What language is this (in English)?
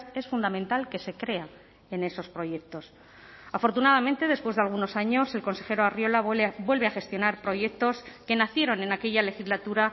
Spanish